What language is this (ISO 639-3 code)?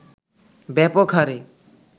ben